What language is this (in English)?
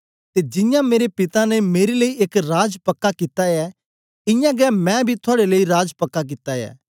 Dogri